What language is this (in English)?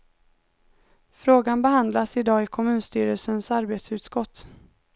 Swedish